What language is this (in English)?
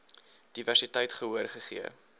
Afrikaans